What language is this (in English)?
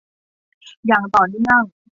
Thai